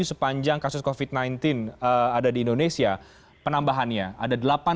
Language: Indonesian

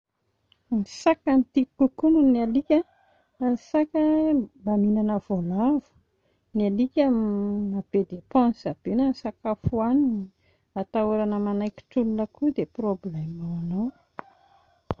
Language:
Malagasy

